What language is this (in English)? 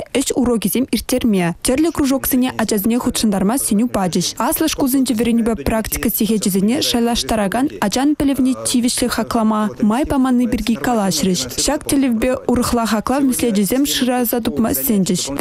Russian